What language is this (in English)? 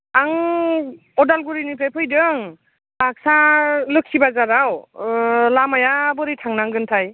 Bodo